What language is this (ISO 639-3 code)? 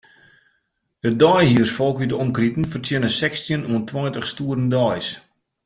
fry